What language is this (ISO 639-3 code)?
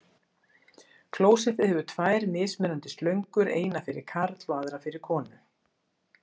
isl